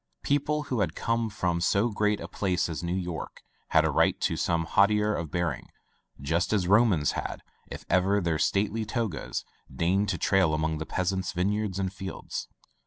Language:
English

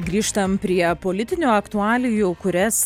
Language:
Lithuanian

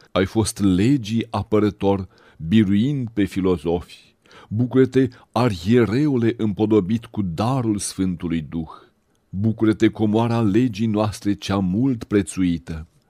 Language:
Romanian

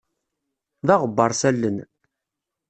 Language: Kabyle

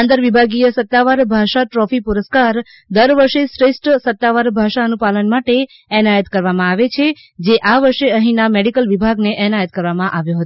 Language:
Gujarati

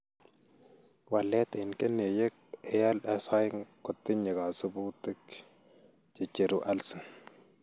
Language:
Kalenjin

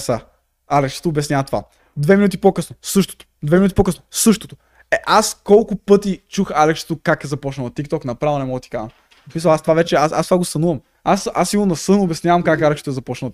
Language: Bulgarian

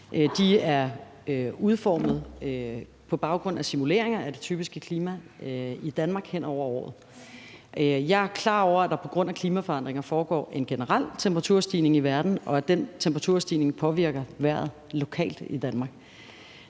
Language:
Danish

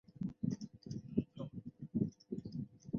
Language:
Chinese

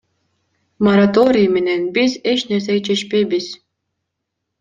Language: Kyrgyz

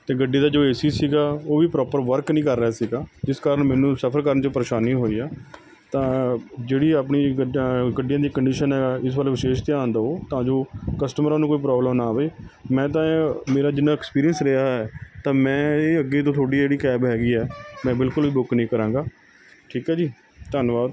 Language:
Punjabi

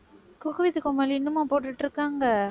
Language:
Tamil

